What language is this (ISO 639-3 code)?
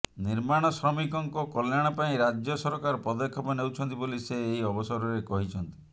ori